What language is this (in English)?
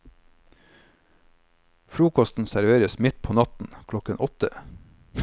Norwegian